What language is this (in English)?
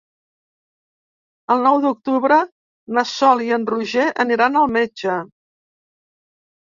Catalan